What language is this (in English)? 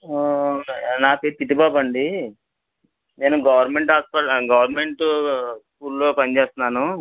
Telugu